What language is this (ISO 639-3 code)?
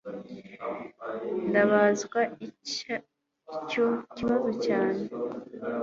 kin